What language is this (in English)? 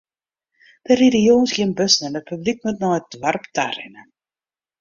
Western Frisian